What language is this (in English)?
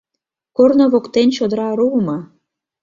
Mari